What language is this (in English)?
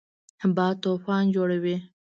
Pashto